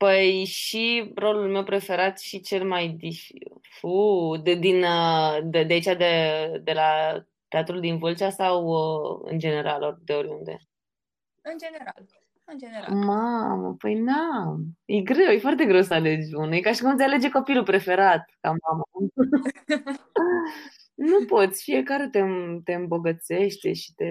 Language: Romanian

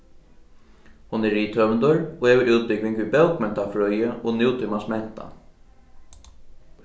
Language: Faroese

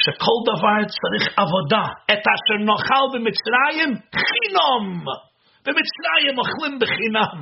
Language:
Hebrew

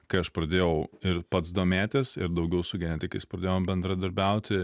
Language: Lithuanian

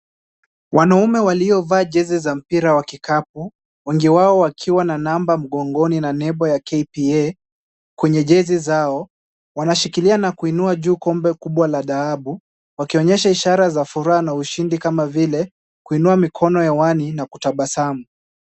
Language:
Swahili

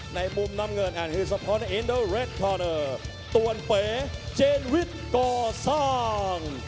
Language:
Thai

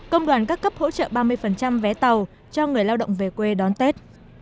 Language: Vietnamese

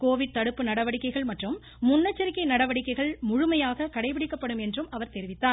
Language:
Tamil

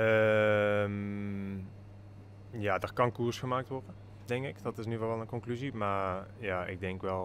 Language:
Dutch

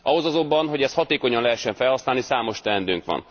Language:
Hungarian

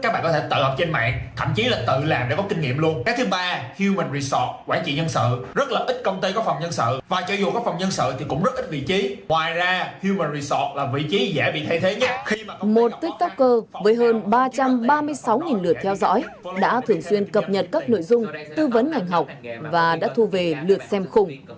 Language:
Vietnamese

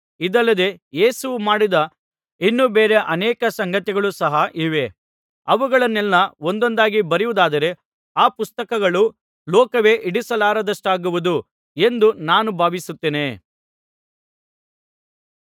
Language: Kannada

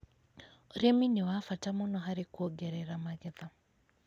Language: Kikuyu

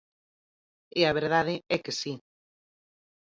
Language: Galician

